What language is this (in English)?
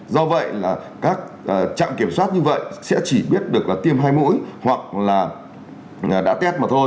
Vietnamese